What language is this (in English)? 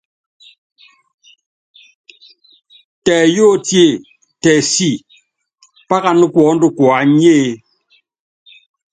Yangben